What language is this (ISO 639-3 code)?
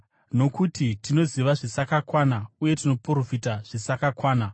sna